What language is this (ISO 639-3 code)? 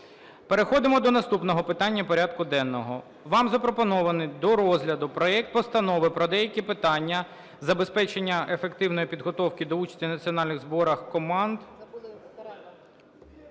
ukr